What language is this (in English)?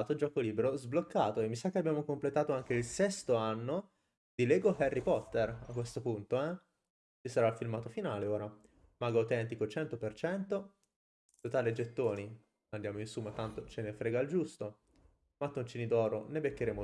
Italian